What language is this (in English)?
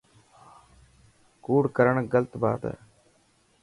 Dhatki